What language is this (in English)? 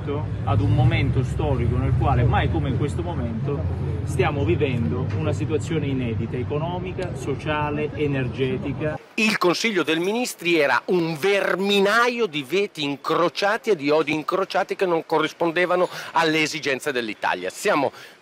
Italian